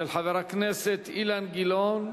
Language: Hebrew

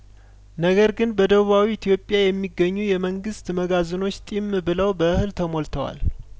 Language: Amharic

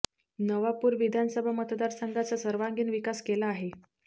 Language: Marathi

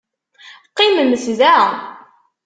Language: Kabyle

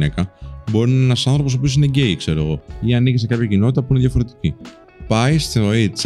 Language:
Greek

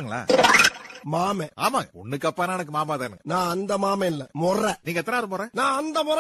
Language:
Korean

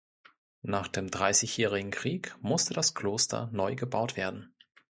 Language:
German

